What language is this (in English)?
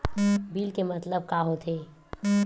Chhattisgarhi